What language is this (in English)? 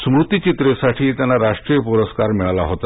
Marathi